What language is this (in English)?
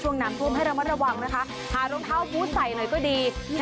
Thai